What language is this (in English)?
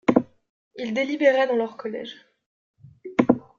French